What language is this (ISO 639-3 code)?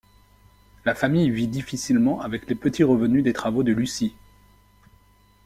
fra